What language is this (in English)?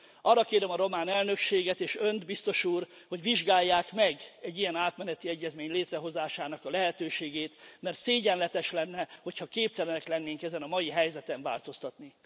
Hungarian